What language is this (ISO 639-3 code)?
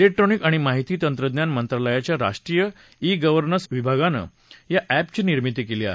mar